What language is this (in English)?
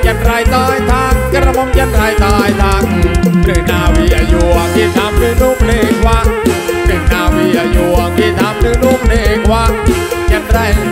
Thai